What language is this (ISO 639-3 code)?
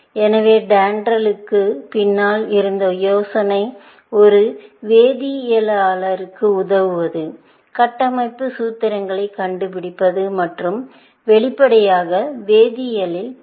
tam